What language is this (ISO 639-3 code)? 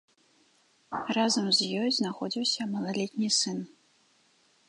bel